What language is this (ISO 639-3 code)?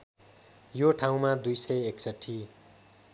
nep